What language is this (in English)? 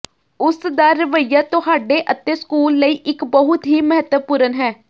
Punjabi